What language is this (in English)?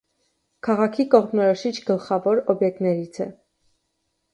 Armenian